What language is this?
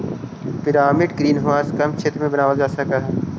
Magahi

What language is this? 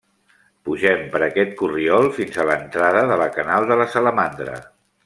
Catalan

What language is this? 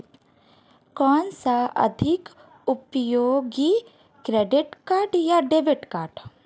Hindi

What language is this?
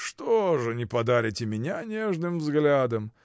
Russian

